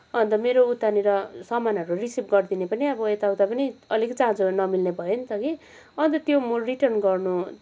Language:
Nepali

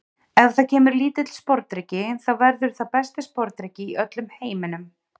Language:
Icelandic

